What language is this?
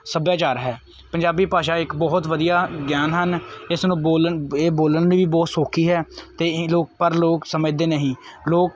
Punjabi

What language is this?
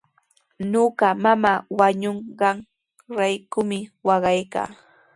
Sihuas Ancash Quechua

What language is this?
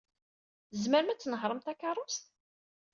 Kabyle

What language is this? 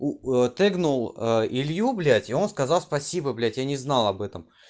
Russian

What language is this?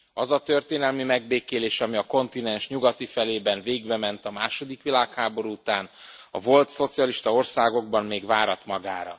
Hungarian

